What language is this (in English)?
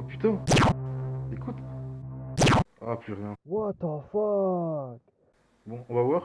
French